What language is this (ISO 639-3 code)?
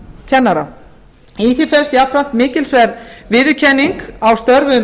isl